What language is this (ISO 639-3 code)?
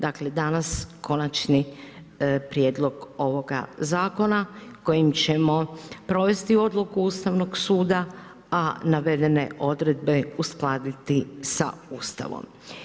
hrv